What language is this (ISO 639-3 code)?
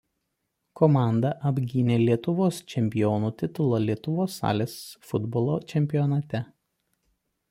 lit